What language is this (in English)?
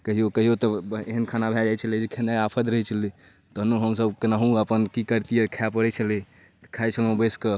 Maithili